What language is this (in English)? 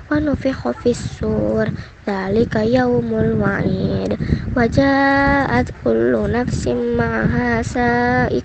Indonesian